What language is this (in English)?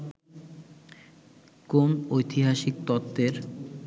Bangla